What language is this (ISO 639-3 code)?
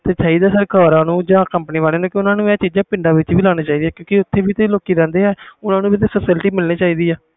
pan